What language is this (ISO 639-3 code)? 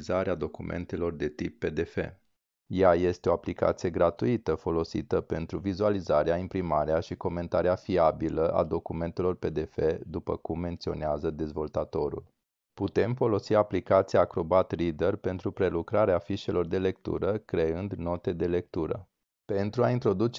ron